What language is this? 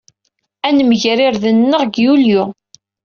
Kabyle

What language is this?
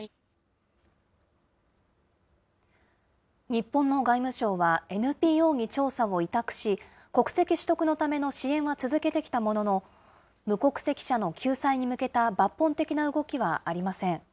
Japanese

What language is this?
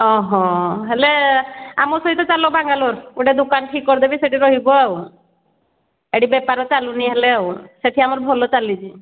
Odia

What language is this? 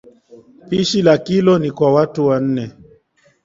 Swahili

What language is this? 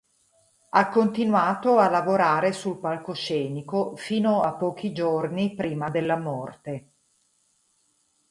Italian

